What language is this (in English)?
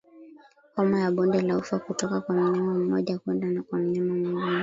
Swahili